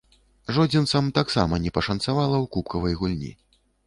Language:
Belarusian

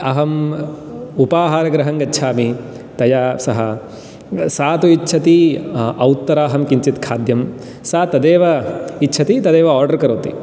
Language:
Sanskrit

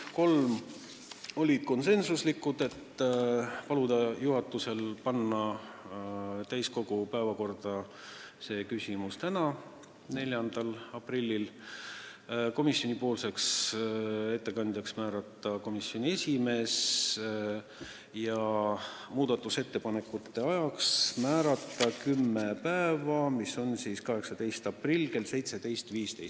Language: Estonian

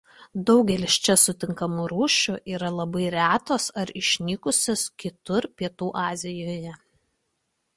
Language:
Lithuanian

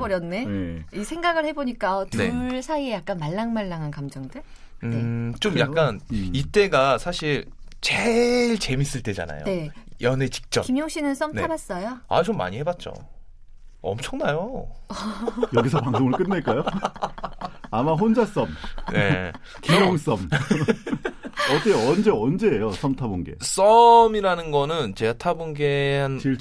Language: Korean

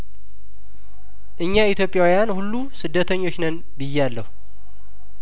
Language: Amharic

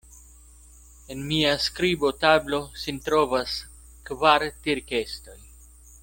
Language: Esperanto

